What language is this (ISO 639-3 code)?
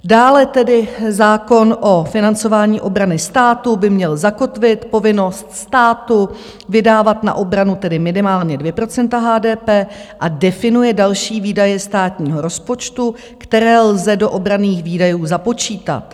ces